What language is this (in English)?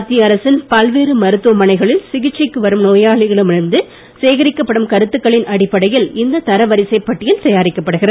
Tamil